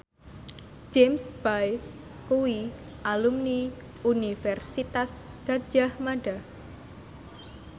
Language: Javanese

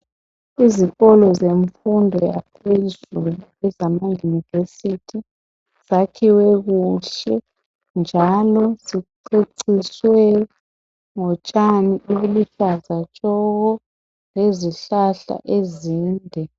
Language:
North Ndebele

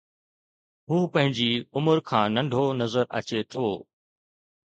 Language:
Sindhi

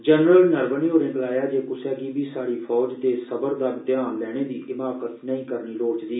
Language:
Dogri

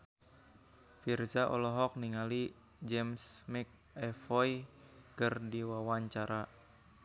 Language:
Sundanese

